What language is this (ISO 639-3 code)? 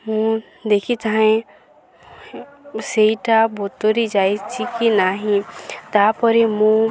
ori